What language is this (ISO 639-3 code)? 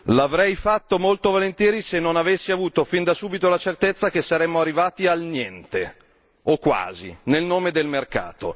ita